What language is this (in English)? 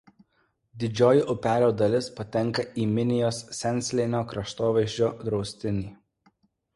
Lithuanian